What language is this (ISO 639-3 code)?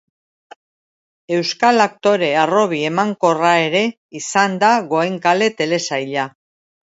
eus